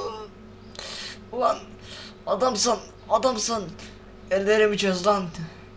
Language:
Turkish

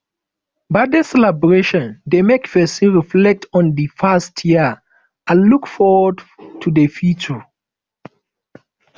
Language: Nigerian Pidgin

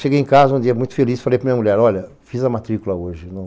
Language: Portuguese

